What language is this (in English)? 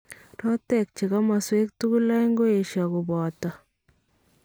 Kalenjin